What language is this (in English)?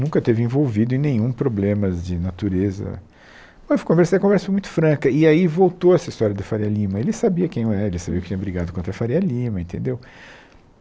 Portuguese